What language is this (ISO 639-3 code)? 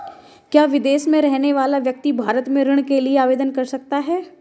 hin